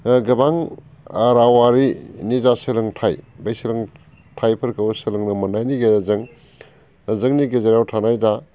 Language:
Bodo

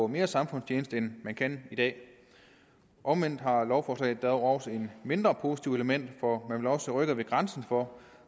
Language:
Danish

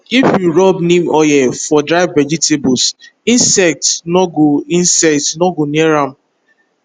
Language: Nigerian Pidgin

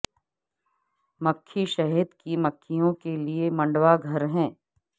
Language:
Urdu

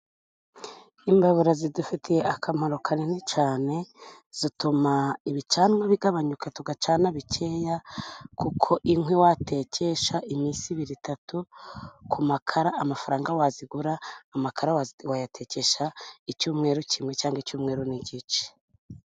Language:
Kinyarwanda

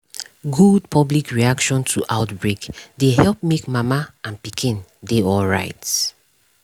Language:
Nigerian Pidgin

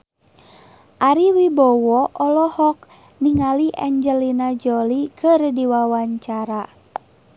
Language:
Sundanese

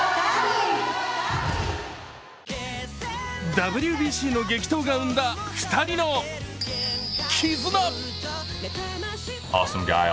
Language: Japanese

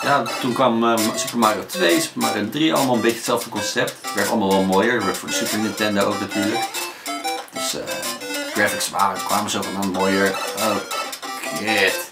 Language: Dutch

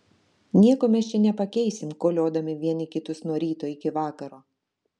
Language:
Lithuanian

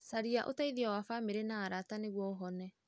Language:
Kikuyu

